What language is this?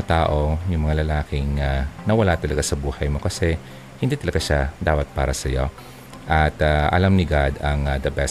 Filipino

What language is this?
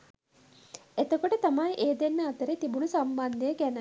Sinhala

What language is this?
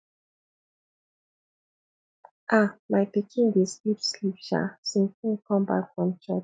Nigerian Pidgin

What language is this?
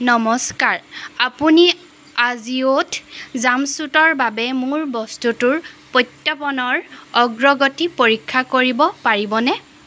Assamese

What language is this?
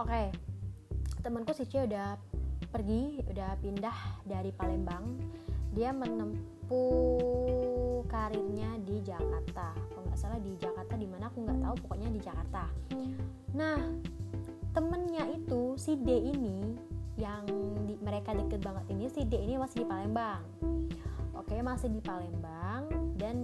Indonesian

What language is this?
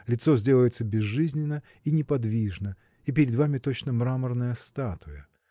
Russian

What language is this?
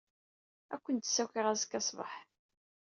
Kabyle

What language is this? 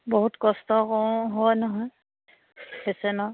Assamese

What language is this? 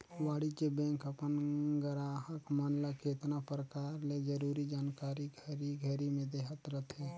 Chhattisgarhi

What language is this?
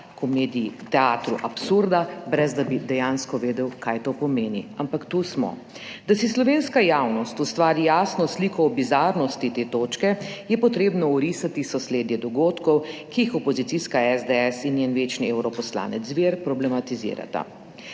Slovenian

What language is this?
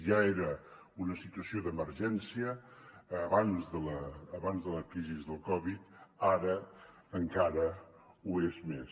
Catalan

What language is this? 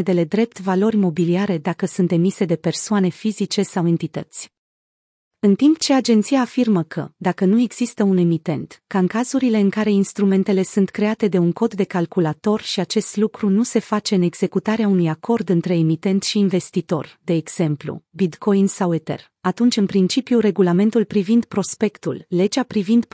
Romanian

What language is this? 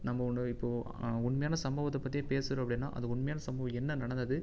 Tamil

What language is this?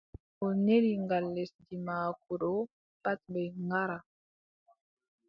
Adamawa Fulfulde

